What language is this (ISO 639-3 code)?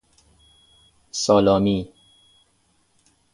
fas